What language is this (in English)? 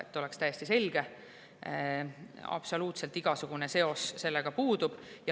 Estonian